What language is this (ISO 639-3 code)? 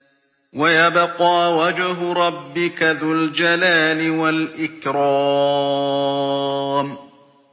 ara